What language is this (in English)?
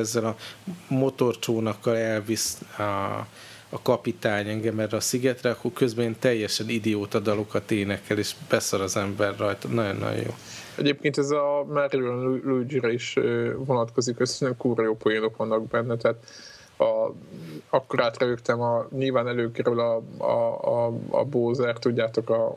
Hungarian